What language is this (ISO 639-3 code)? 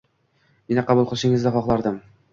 uzb